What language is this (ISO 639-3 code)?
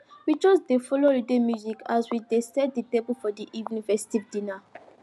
pcm